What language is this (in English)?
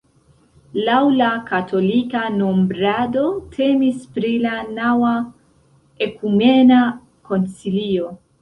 Esperanto